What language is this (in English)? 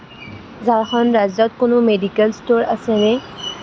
Assamese